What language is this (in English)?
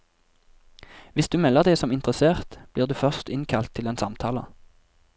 Norwegian